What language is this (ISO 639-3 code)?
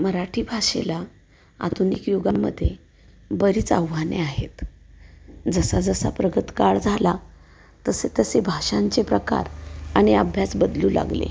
mar